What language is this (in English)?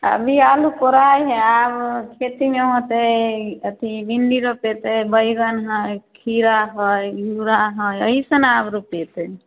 Maithili